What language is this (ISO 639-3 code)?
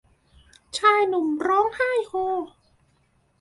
tha